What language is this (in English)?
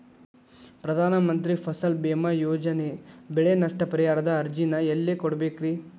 Kannada